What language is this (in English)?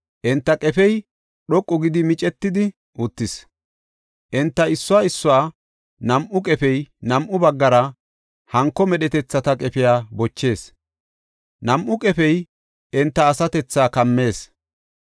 Gofa